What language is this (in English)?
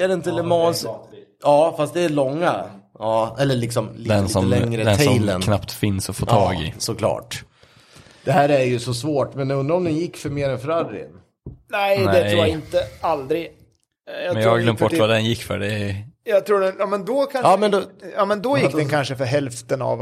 Swedish